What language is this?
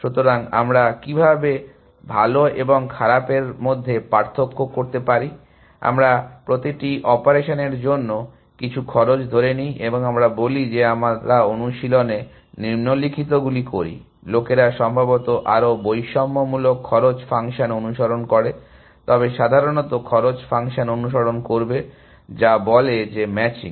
Bangla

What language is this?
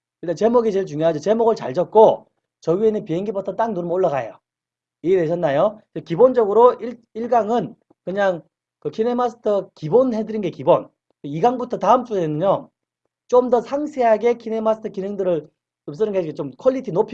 Korean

